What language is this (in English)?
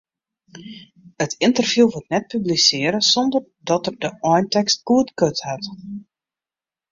Western Frisian